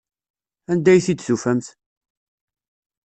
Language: Kabyle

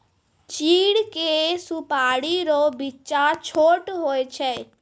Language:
Maithili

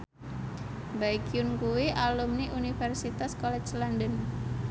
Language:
Javanese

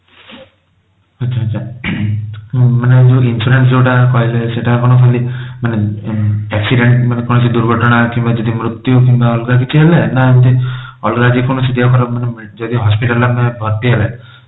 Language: Odia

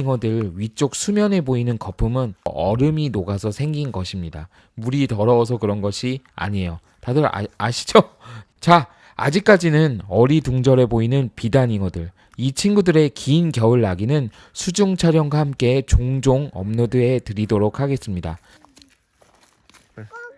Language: Korean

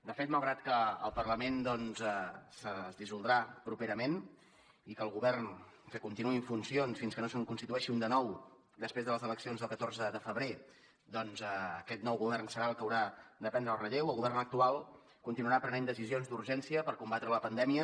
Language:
Catalan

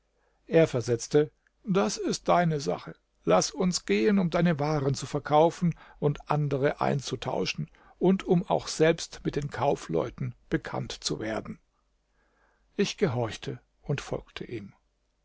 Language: German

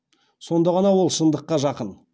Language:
Kazakh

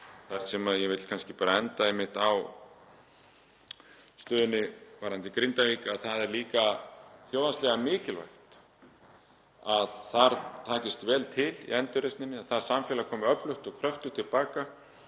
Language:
Icelandic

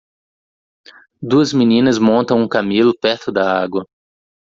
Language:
Portuguese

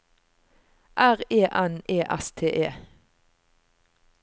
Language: Norwegian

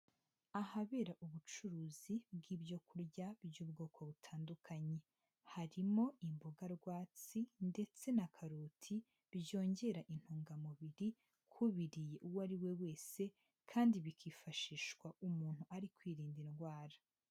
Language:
Kinyarwanda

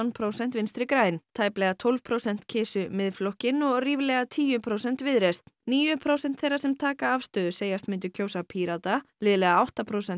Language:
Icelandic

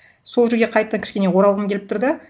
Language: Kazakh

